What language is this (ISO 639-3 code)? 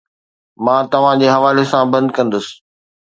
snd